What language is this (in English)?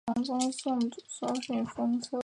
Chinese